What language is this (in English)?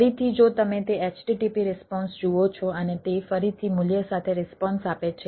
Gujarati